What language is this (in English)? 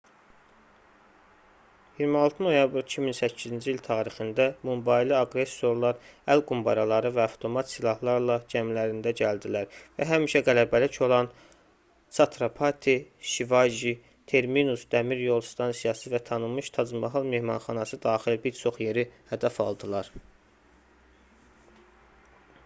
Azerbaijani